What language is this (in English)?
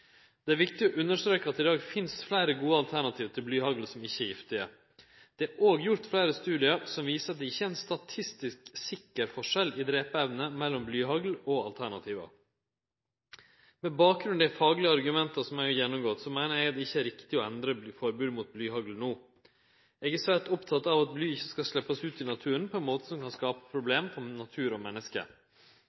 Norwegian Nynorsk